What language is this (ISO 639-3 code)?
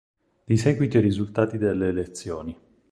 ita